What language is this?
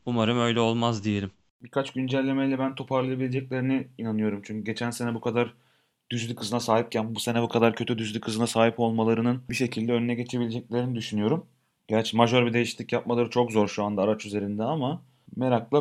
Turkish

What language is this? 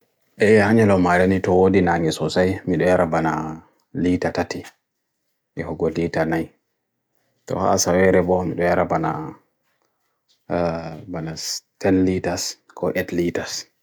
Bagirmi Fulfulde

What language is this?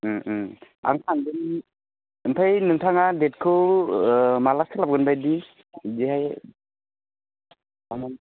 Bodo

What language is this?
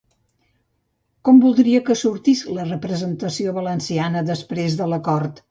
Catalan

